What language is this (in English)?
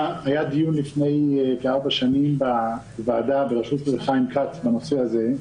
Hebrew